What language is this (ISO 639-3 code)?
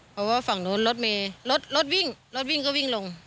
tha